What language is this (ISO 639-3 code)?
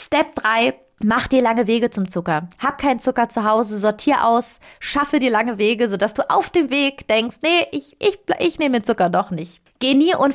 deu